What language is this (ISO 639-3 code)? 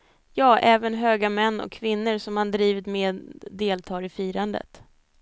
swe